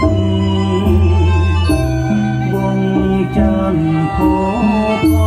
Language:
Thai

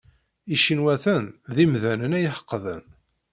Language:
Kabyle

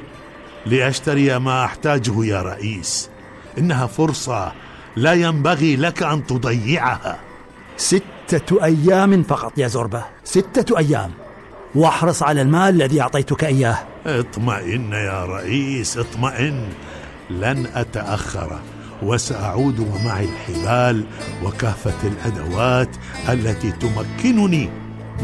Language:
Arabic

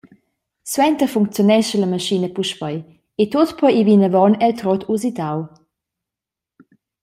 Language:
Romansh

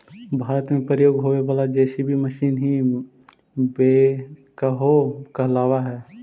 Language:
Magahi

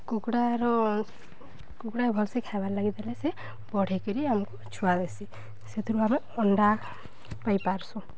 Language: Odia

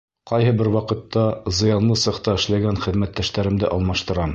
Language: Bashkir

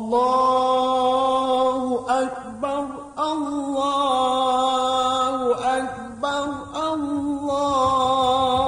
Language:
Arabic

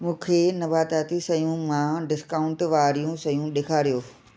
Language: Sindhi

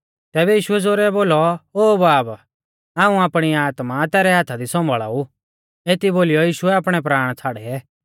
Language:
Mahasu Pahari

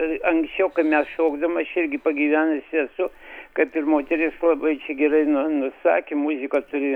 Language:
Lithuanian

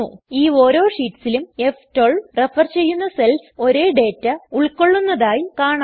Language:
Malayalam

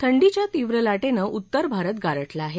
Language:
Marathi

